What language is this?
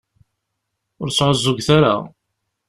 Kabyle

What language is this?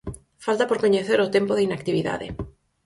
Galician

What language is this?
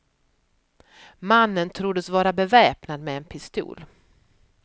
Swedish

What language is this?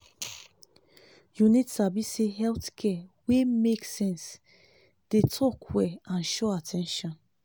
Nigerian Pidgin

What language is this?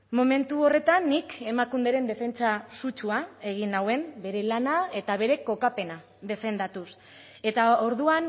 Basque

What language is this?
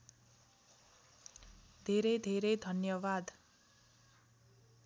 Nepali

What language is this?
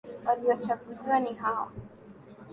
Swahili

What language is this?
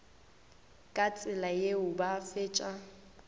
Northern Sotho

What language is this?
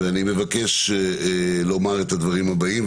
Hebrew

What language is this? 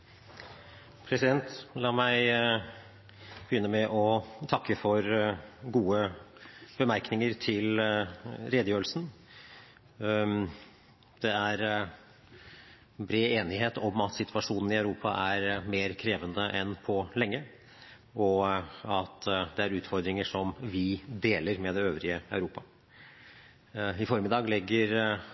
Norwegian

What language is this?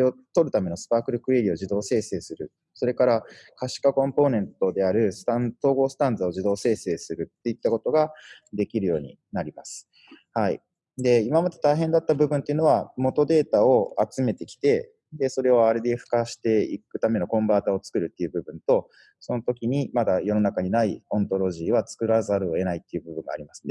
Japanese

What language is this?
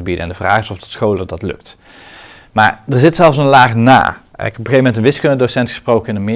Dutch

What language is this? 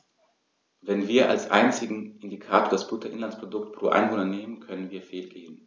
German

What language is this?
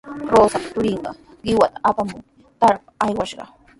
Sihuas Ancash Quechua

